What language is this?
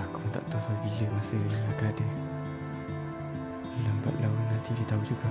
Malay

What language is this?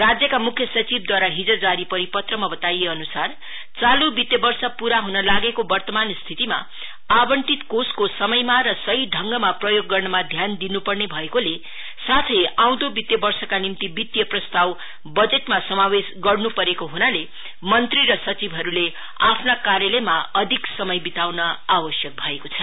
Nepali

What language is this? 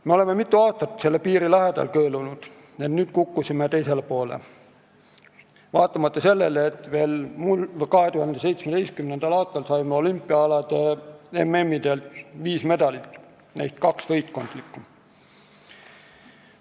Estonian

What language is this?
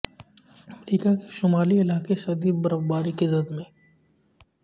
Urdu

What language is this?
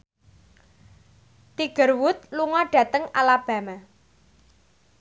Javanese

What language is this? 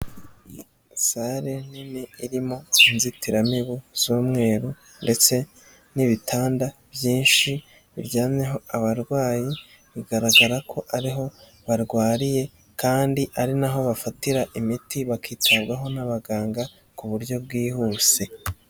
Kinyarwanda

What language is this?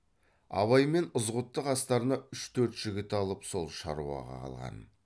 Kazakh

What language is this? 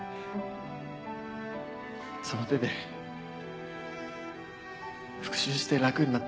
Japanese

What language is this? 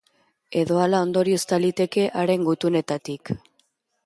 Basque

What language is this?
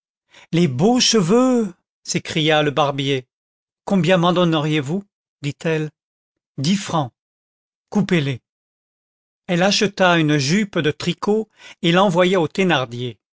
French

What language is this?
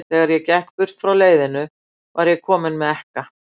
Icelandic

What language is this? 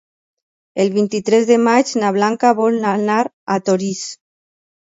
Catalan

